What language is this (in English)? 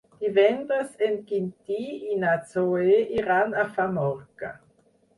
Catalan